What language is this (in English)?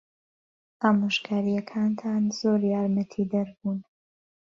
Central Kurdish